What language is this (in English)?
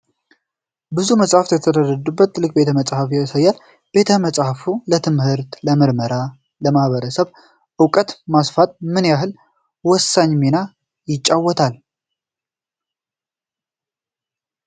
Amharic